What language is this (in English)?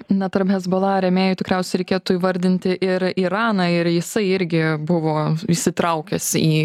Lithuanian